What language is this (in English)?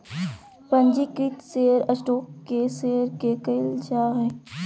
Magahi